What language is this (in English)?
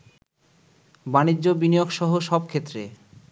Bangla